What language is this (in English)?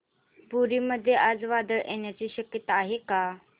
Marathi